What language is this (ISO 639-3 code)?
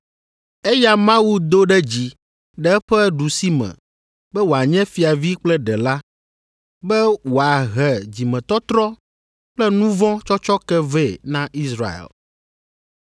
ewe